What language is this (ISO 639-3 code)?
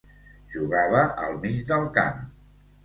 cat